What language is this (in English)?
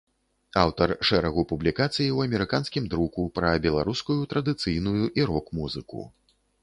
Belarusian